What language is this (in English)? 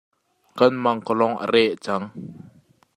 Hakha Chin